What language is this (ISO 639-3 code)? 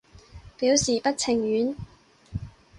yue